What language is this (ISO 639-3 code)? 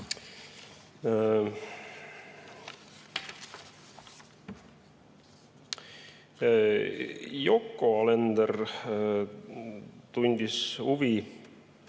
est